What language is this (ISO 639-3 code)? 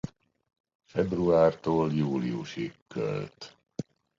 hun